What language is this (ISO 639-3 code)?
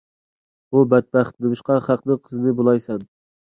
uig